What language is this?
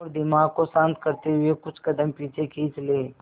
Hindi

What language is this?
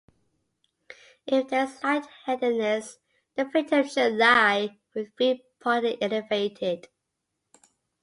English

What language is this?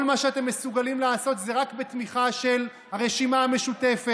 Hebrew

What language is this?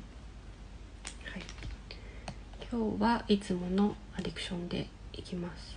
Japanese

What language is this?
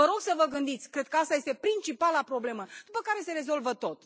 Romanian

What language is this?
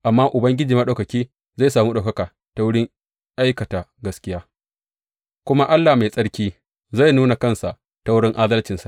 Hausa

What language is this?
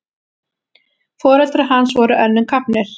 Icelandic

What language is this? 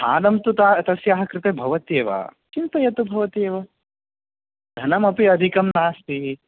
Sanskrit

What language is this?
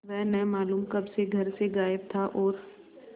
Hindi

